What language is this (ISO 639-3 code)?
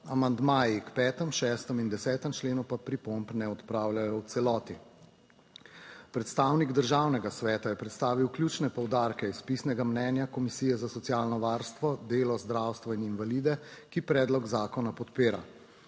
slv